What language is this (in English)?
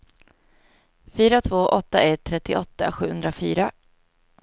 Swedish